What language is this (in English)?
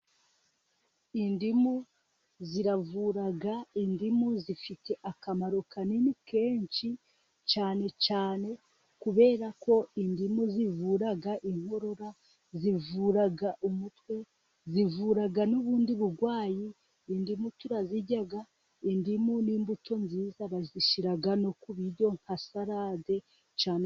Kinyarwanda